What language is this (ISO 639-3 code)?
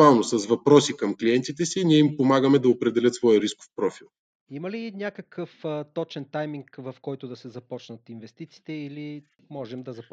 bul